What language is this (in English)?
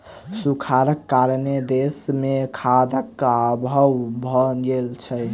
Maithili